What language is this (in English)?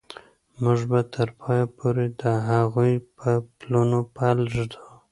Pashto